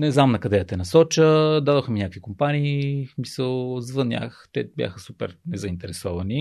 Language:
Bulgarian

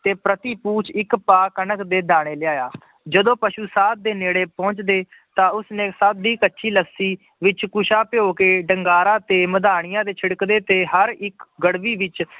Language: Punjabi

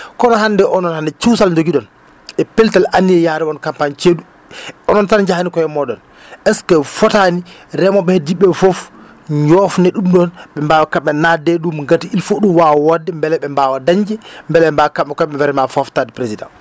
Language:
Fula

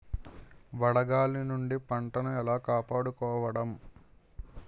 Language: Telugu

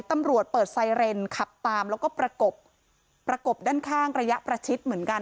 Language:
Thai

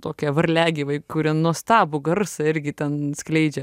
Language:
Lithuanian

